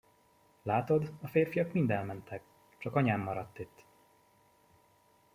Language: Hungarian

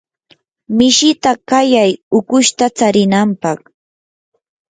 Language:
Yanahuanca Pasco Quechua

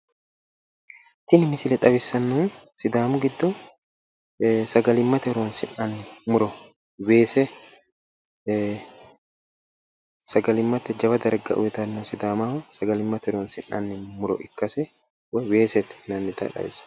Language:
Sidamo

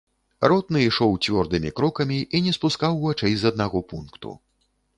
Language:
Belarusian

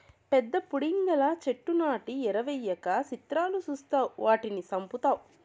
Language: Telugu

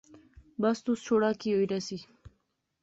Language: Pahari-Potwari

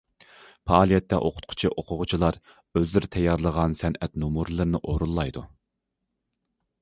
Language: Uyghur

